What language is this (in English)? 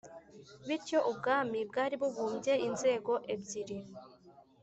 Kinyarwanda